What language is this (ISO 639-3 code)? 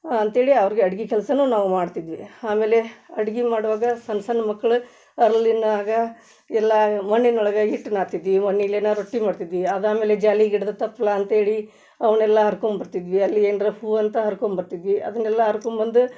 kan